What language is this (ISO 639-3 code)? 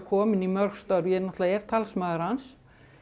isl